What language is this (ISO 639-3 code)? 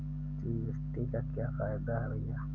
hin